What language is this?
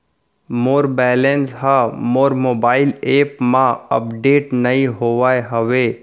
Chhattisgarhi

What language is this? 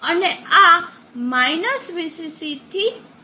Gujarati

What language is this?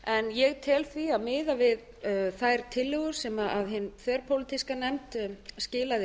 Icelandic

